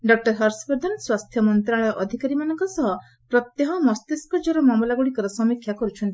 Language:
Odia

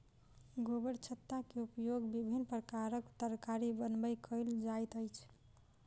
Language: Maithili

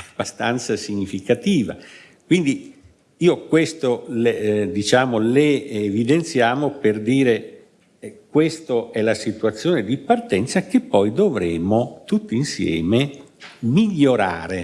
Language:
Italian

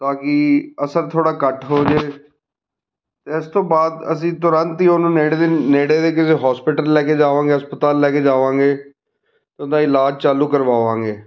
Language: Punjabi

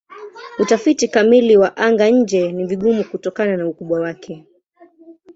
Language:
Swahili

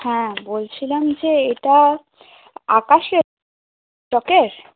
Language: Bangla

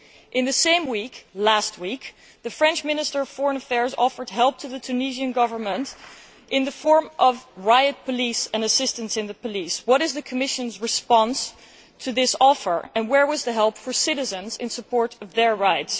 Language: English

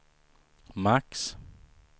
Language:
Swedish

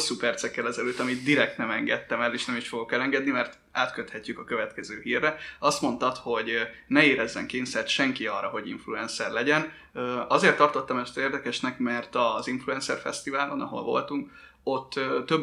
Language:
Hungarian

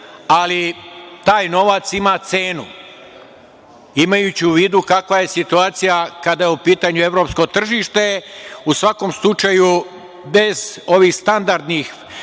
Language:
Serbian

